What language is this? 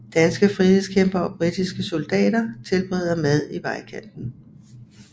Danish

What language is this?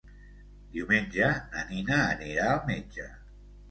Catalan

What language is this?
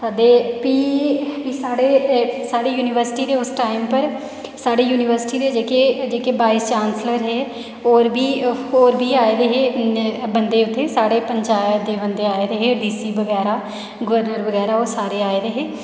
Dogri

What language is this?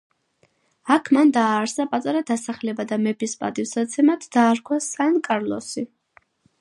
Georgian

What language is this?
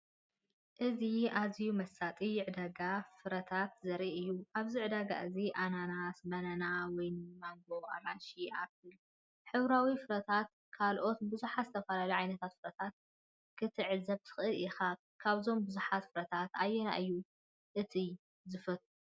Tigrinya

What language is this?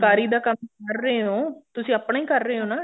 Punjabi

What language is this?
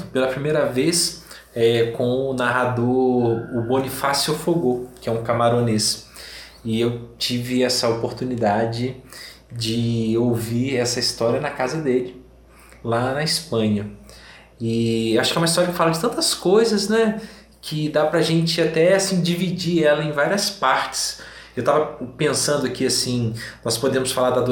Portuguese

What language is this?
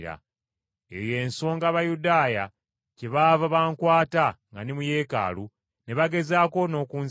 Ganda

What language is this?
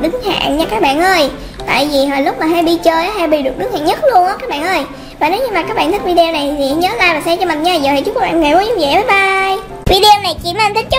Vietnamese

